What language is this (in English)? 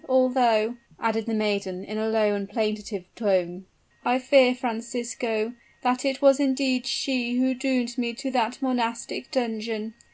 English